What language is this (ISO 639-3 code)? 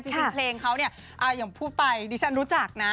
tha